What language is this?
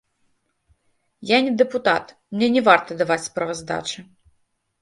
Belarusian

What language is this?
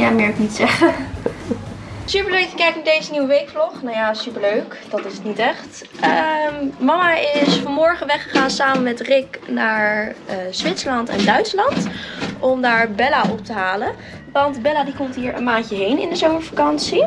Dutch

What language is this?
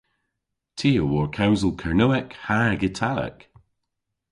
Cornish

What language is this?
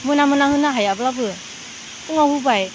Bodo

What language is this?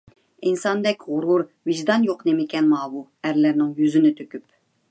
Uyghur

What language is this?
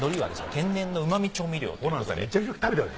Japanese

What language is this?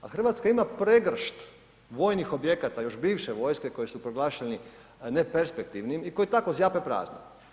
Croatian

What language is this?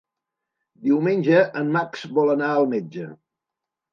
Catalan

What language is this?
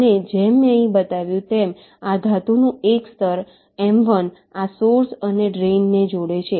Gujarati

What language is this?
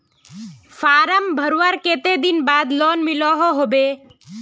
Magahi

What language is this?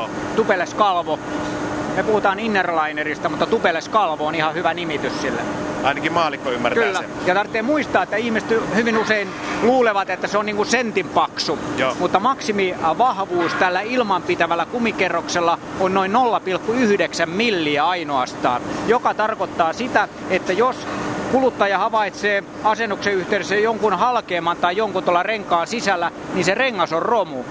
Finnish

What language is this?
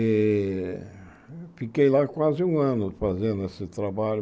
Portuguese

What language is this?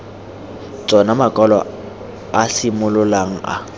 Tswana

